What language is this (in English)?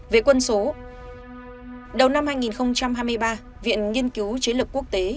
Vietnamese